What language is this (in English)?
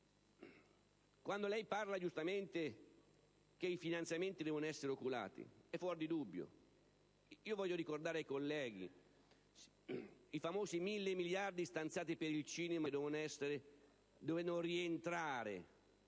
Italian